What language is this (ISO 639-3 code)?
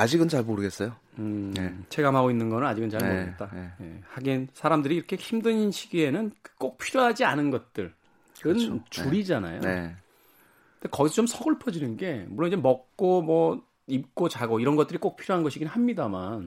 kor